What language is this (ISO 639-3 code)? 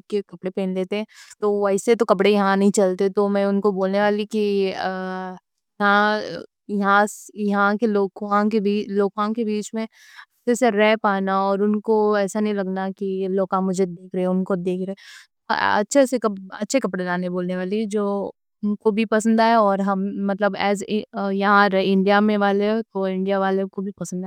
dcc